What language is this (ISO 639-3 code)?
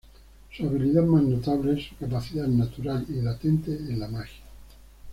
spa